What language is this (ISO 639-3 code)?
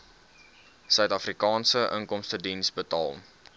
afr